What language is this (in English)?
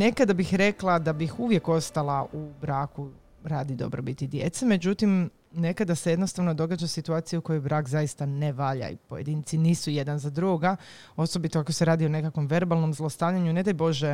Croatian